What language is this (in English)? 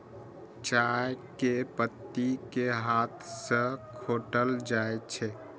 Maithili